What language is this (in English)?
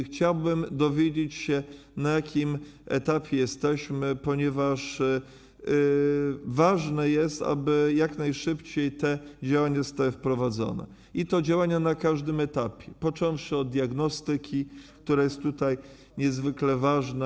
Polish